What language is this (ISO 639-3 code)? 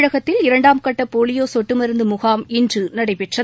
tam